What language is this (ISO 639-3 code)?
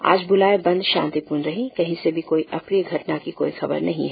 hin